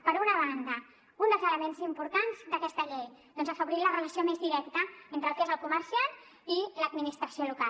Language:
Catalan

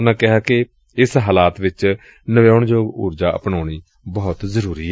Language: Punjabi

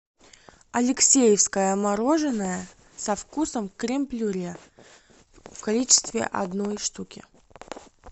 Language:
Russian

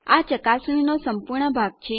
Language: Gujarati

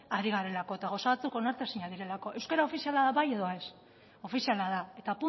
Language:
Basque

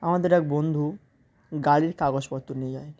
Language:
Bangla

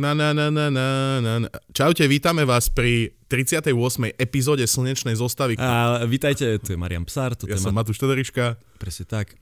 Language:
Slovak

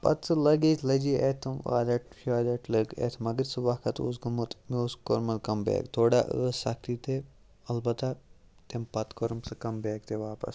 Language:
Kashmiri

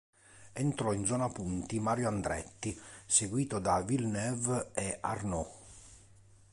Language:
Italian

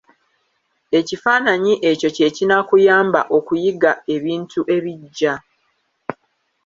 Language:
Ganda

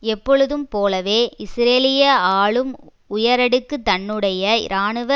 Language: Tamil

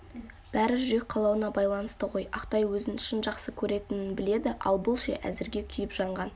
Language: Kazakh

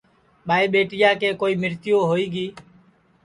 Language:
Sansi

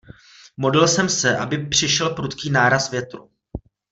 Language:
Czech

